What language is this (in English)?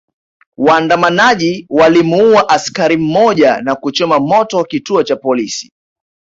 Swahili